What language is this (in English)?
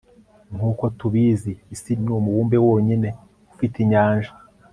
Kinyarwanda